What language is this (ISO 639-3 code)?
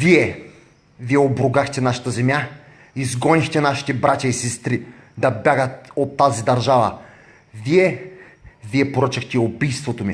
bul